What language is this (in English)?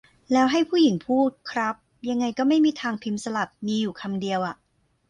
Thai